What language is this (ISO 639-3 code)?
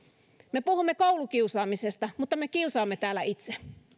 fin